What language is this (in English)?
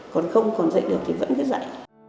Vietnamese